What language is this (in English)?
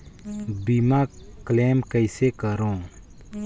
Chhattisgarhi